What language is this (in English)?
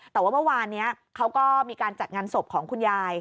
Thai